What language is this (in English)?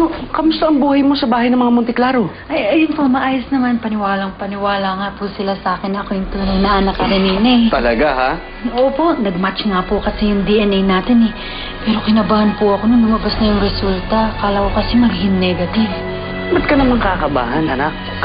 Filipino